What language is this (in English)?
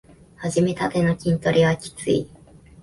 Japanese